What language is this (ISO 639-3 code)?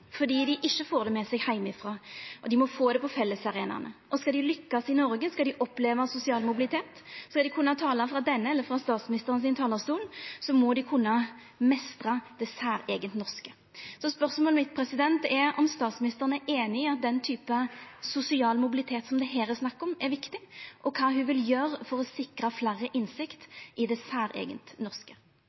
nno